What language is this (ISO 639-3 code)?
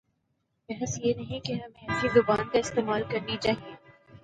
urd